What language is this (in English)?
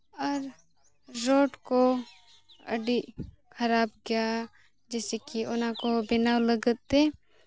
Santali